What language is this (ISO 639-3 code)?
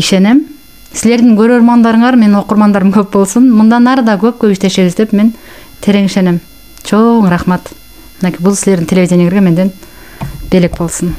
tur